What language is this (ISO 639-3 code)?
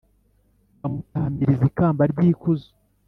kin